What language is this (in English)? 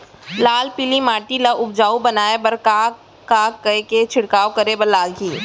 Chhattisgarhi